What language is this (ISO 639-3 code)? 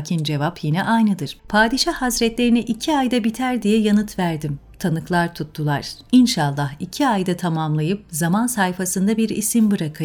tur